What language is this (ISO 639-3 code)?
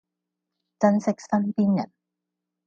yue